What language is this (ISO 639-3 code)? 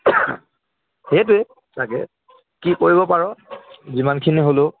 asm